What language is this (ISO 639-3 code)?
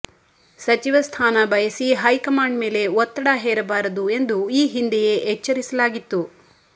kan